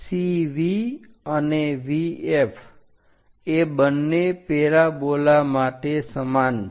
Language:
Gujarati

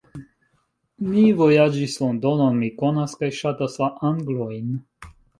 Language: Esperanto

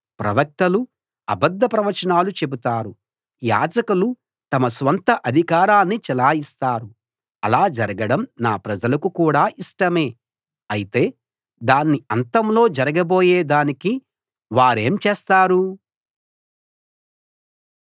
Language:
Telugu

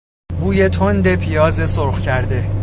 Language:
Persian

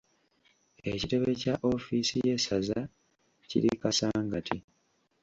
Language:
Ganda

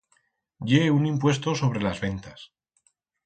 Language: Aragonese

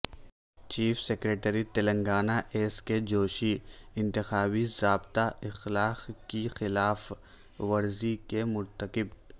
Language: Urdu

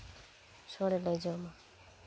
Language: Santali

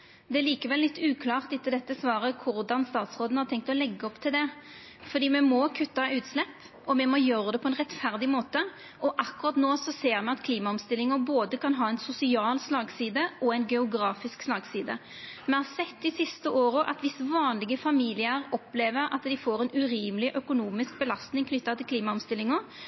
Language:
Norwegian Nynorsk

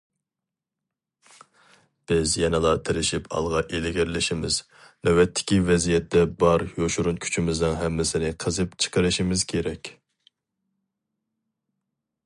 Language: Uyghur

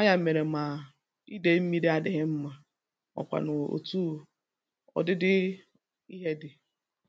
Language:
Igbo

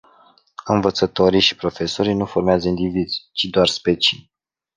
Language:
Romanian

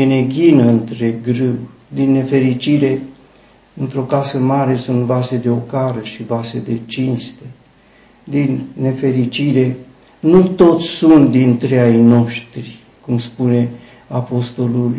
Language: Romanian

